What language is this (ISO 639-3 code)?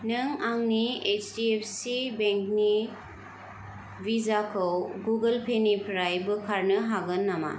brx